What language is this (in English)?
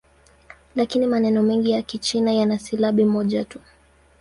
Swahili